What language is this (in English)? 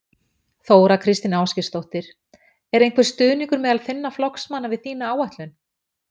Icelandic